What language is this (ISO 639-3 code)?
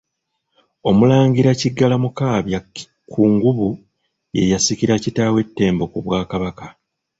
lug